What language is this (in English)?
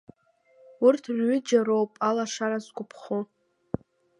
Abkhazian